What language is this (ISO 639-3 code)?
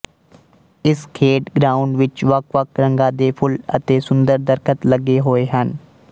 pan